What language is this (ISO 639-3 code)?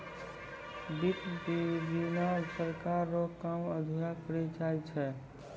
mai